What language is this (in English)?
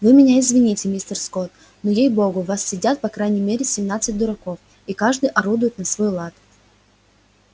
Russian